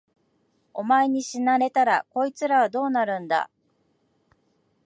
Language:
Japanese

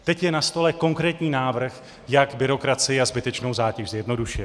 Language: Czech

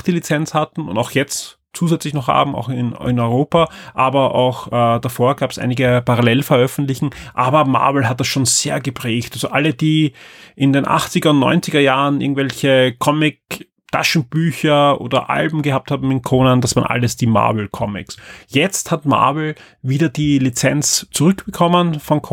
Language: German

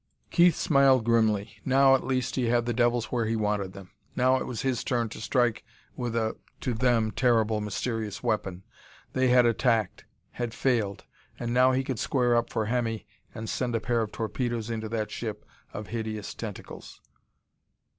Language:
English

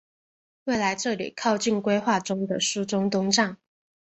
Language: Chinese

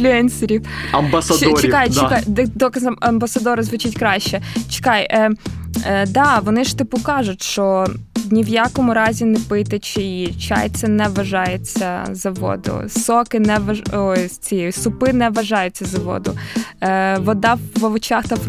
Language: Ukrainian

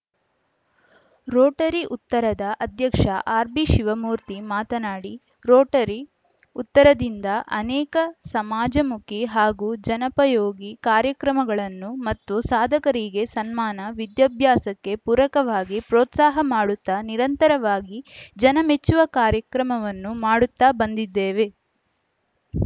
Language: Kannada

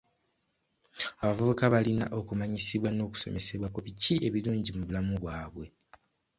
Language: Ganda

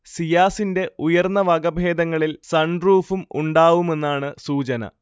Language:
Malayalam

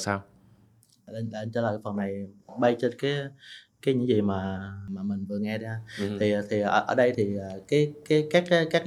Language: Vietnamese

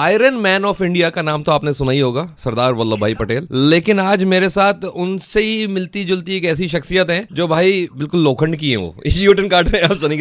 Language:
Hindi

